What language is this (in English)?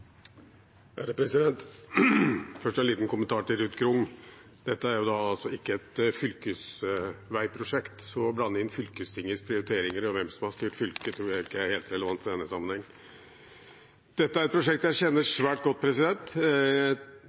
Norwegian